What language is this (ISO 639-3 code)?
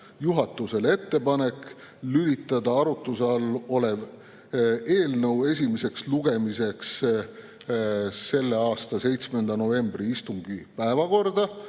est